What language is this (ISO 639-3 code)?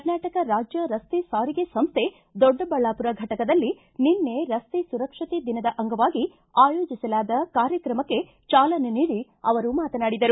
kan